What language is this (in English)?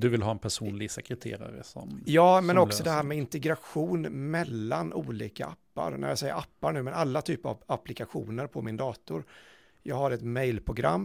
Swedish